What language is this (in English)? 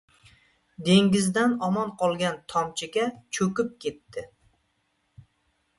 Uzbek